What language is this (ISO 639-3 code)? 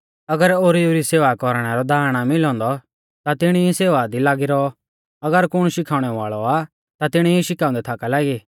bfz